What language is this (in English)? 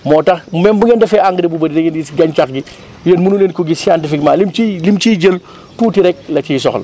Wolof